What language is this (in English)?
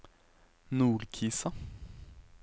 Norwegian